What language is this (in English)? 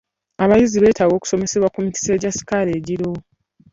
Ganda